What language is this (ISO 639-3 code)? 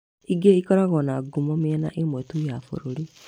kik